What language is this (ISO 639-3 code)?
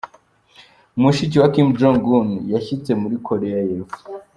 kin